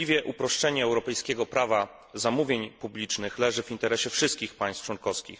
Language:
Polish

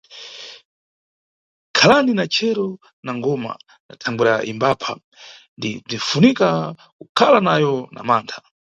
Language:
Nyungwe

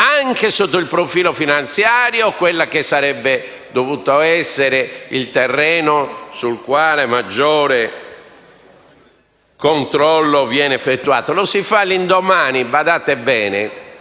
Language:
Italian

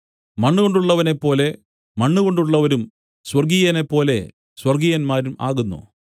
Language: Malayalam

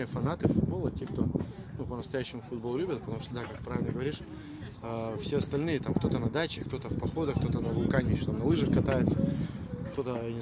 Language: Russian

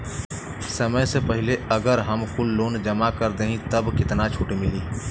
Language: Bhojpuri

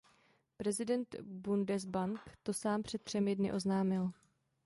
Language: Czech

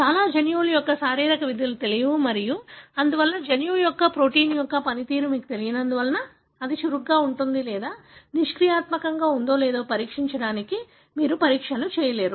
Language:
Telugu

